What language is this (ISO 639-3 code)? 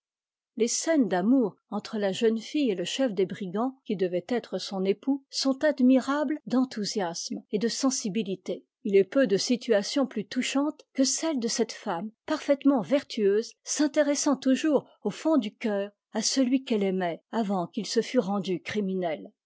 fra